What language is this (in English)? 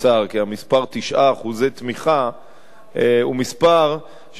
Hebrew